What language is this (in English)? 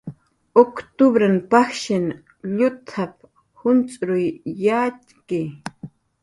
Jaqaru